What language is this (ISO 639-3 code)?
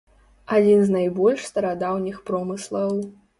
bel